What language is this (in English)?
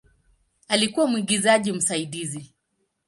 Swahili